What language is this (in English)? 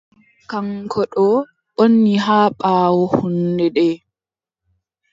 Adamawa Fulfulde